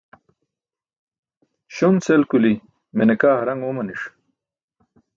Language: Burushaski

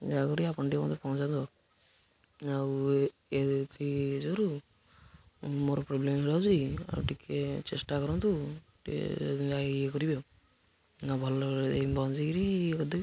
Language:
Odia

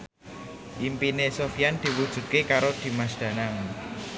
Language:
Javanese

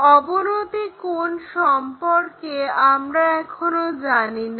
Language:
Bangla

